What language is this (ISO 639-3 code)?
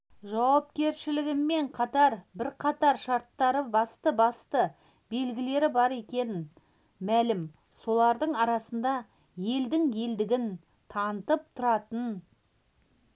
kaz